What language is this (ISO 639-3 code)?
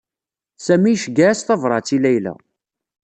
kab